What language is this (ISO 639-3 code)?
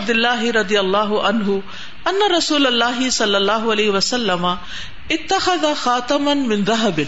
urd